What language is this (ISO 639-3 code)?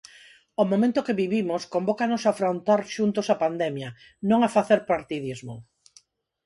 glg